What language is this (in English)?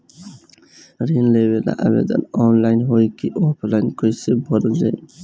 Bhojpuri